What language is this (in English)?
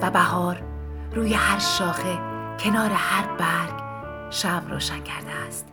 Persian